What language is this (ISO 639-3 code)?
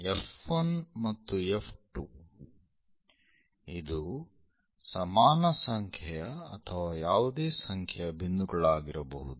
kan